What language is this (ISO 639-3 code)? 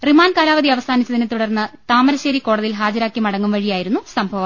mal